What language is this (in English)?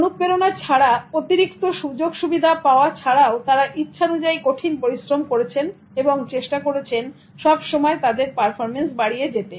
Bangla